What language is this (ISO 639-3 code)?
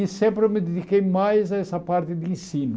por